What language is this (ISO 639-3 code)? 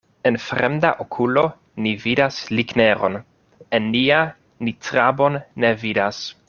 epo